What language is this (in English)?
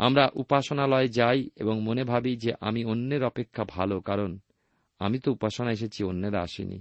Bangla